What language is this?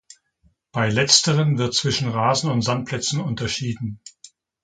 German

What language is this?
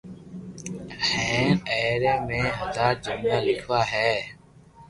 Loarki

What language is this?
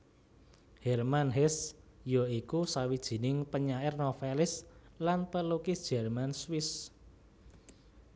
Javanese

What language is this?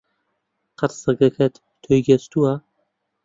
Central Kurdish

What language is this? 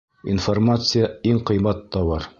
Bashkir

